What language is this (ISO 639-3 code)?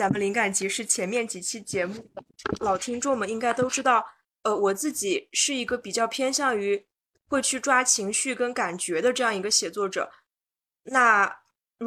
zho